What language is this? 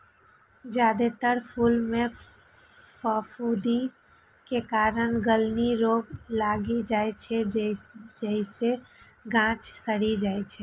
Maithili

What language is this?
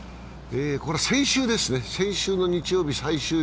Japanese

